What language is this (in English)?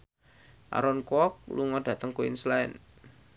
Javanese